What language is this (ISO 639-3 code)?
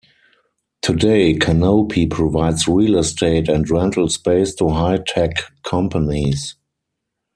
eng